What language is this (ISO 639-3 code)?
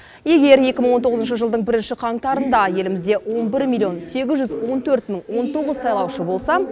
kaz